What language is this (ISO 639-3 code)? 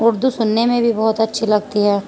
urd